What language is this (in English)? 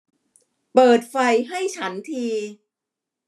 Thai